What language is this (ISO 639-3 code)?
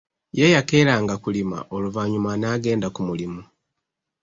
lug